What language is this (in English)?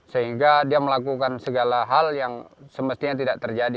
Indonesian